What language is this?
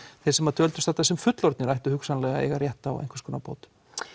Icelandic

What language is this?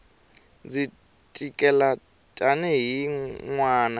Tsonga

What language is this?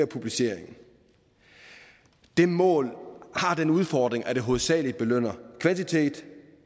Danish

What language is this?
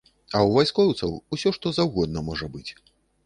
Belarusian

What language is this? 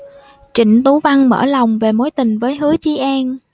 Vietnamese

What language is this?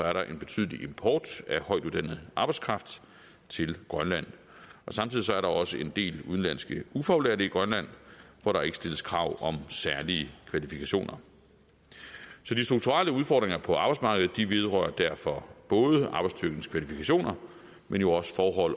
Danish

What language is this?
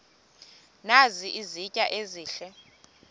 Xhosa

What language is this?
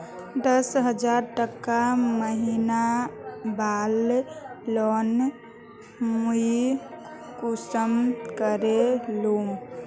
Magahi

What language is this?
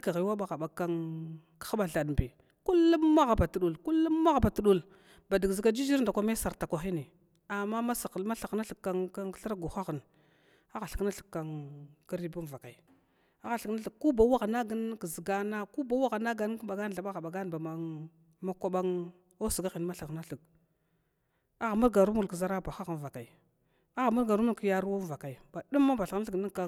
Glavda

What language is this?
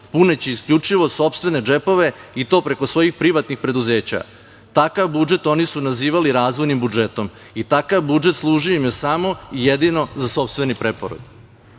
Serbian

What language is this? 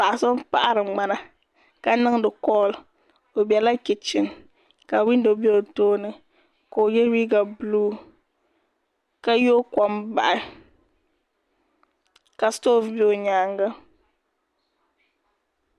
Dagbani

